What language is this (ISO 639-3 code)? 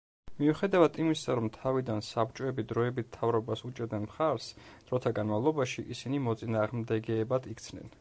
kat